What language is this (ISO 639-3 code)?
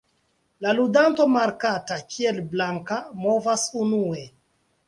epo